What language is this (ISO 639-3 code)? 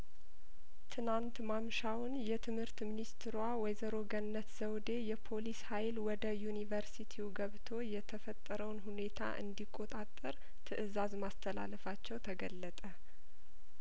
amh